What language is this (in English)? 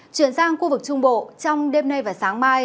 Vietnamese